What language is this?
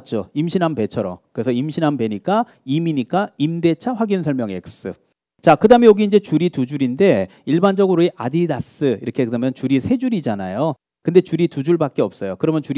Korean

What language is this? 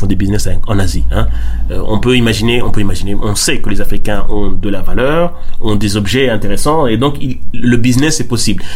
French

